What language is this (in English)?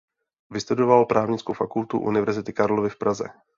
Czech